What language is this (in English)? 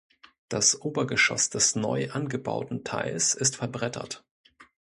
German